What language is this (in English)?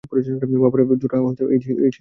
Bangla